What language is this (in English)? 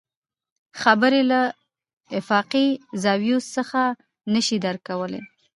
Pashto